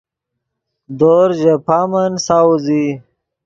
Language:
Yidgha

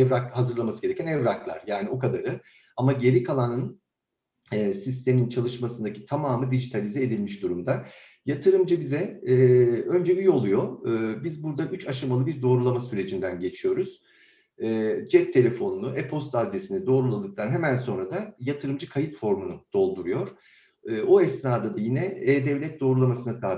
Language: Turkish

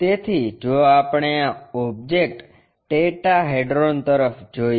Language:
Gujarati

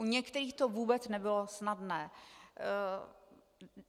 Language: Czech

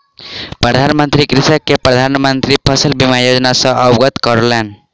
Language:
Maithili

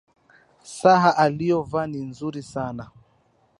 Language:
Swahili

